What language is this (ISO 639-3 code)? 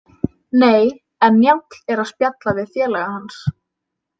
isl